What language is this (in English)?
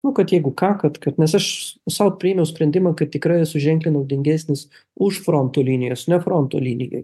Lithuanian